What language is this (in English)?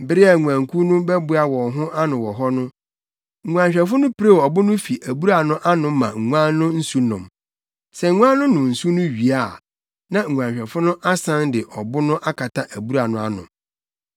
Akan